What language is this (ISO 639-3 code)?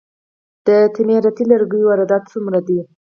pus